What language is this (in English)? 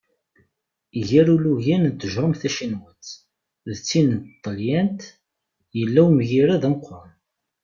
Kabyle